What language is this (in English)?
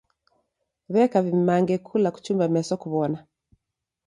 Taita